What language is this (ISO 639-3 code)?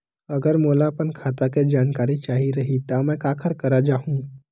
hne